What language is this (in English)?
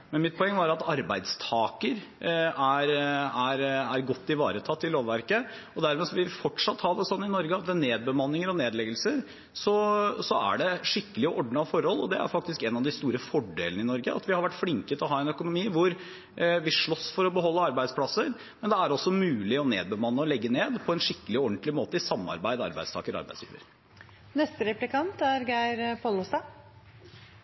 Norwegian